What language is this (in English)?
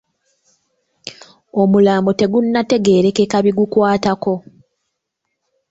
Ganda